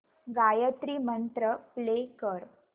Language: Marathi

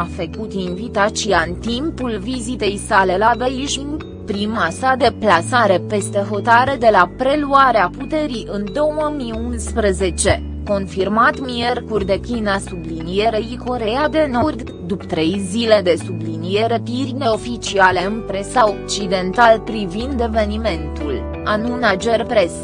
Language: Romanian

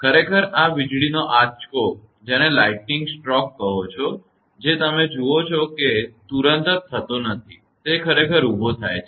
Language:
Gujarati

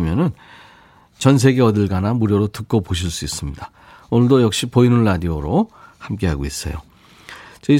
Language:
Korean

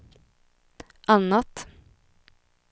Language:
Swedish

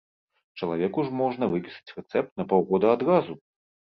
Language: Belarusian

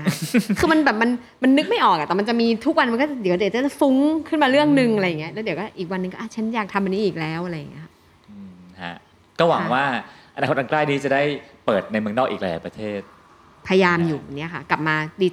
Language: Thai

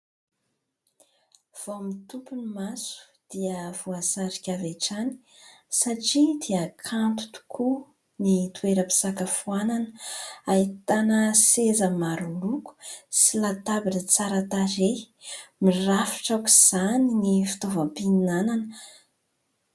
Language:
Malagasy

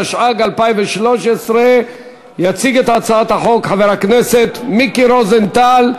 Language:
Hebrew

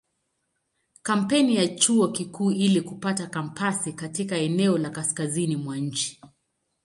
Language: Swahili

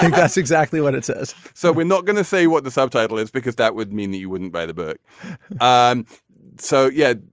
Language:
English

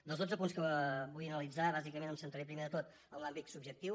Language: Catalan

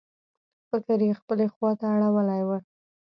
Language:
Pashto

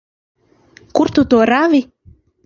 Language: Latvian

